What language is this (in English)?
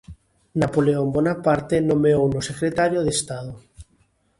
Galician